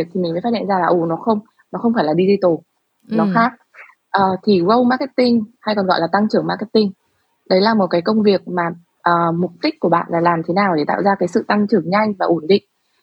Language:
Vietnamese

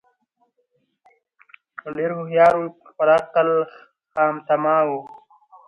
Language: Pashto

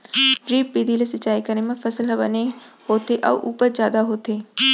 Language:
Chhattisgarhi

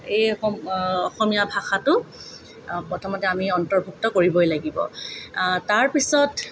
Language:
Assamese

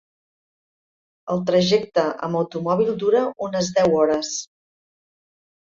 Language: Catalan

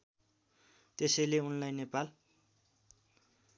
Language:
Nepali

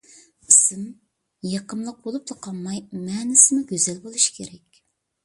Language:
Uyghur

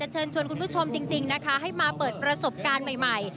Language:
Thai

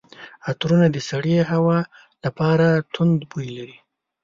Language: Pashto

